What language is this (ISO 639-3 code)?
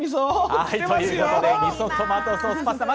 jpn